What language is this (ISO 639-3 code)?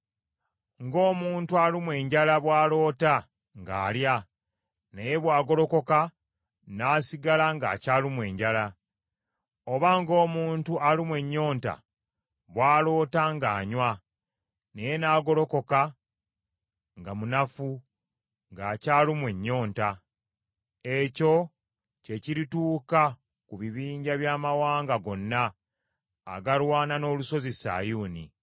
lug